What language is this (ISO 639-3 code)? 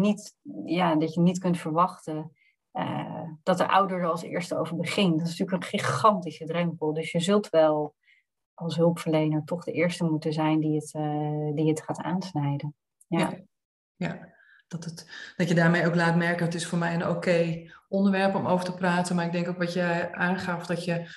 nld